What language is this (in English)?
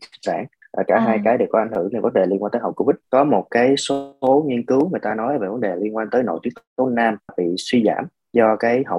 Vietnamese